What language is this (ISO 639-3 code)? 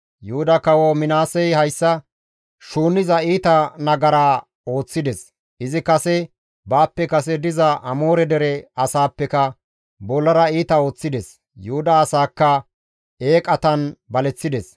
gmv